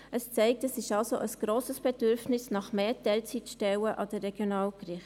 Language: Swiss German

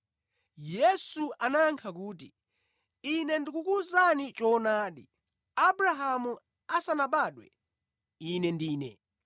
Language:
Nyanja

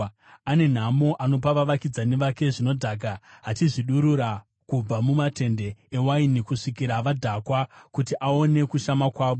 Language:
Shona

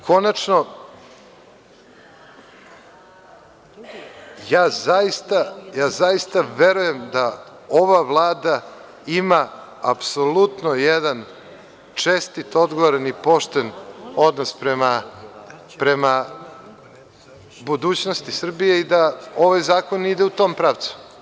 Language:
Serbian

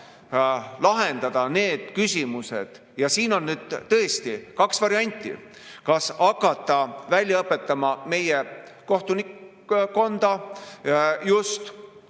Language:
Estonian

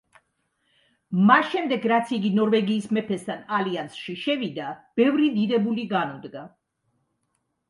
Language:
Georgian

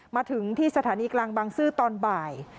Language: Thai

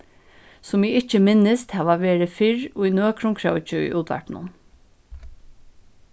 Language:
Faroese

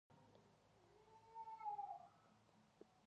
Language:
Pashto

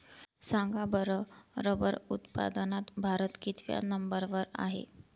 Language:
Marathi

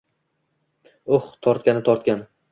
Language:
Uzbek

